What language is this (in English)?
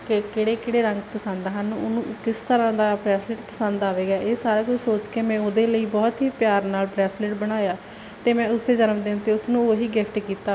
Punjabi